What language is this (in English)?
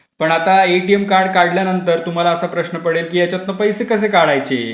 Marathi